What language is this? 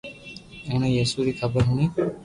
Loarki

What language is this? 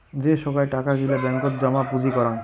Bangla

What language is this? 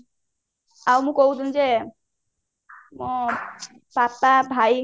Odia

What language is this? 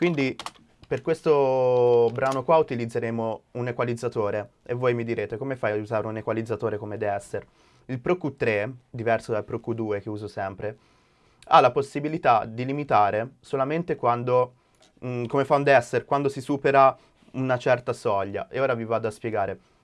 Italian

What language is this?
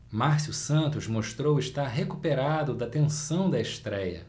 Portuguese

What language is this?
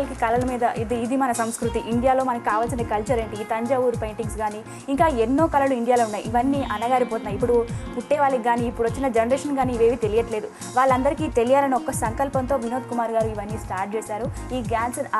Telugu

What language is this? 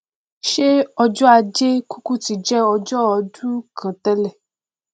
Yoruba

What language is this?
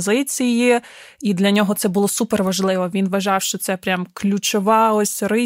Ukrainian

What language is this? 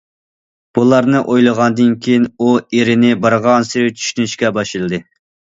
Uyghur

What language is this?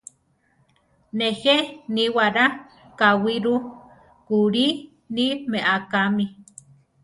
Central Tarahumara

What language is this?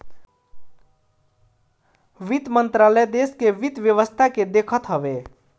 Bhojpuri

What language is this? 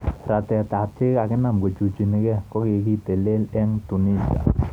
Kalenjin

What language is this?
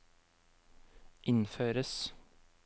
Norwegian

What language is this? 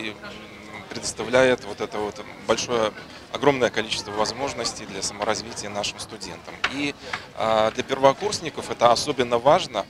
Russian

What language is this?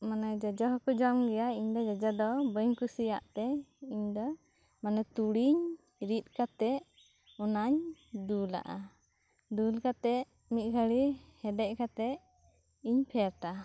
Santali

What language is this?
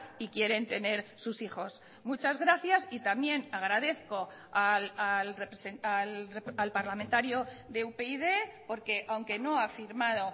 Spanish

